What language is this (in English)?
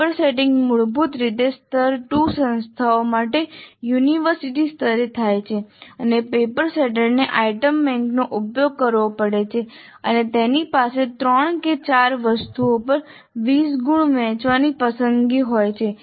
Gujarati